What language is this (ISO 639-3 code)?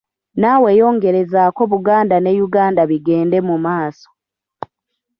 lug